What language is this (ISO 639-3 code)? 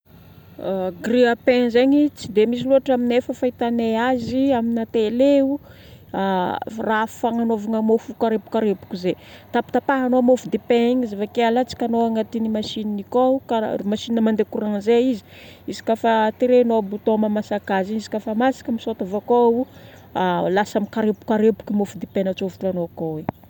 bmm